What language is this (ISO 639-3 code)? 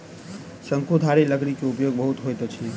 mai